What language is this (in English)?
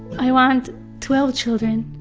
English